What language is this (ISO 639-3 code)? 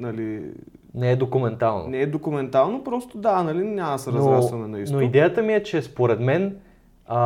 bul